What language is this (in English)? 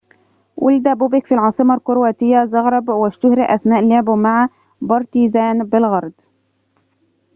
Arabic